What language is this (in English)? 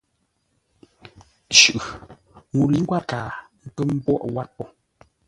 Ngombale